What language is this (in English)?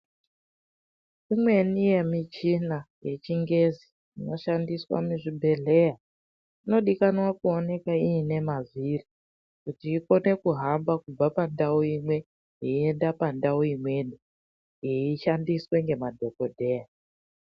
Ndau